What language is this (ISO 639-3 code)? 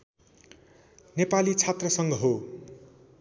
nep